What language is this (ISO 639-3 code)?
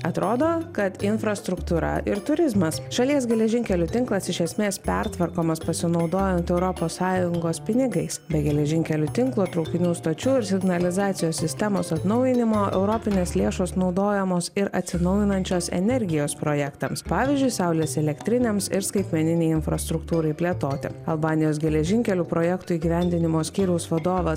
lit